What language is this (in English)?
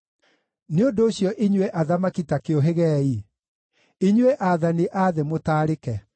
Kikuyu